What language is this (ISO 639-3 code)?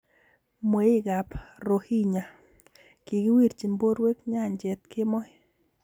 kln